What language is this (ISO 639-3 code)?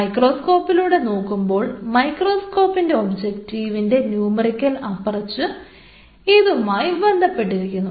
mal